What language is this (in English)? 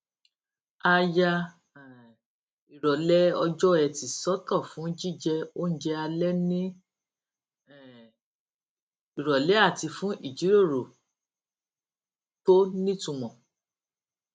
Yoruba